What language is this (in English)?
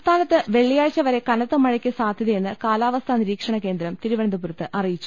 Malayalam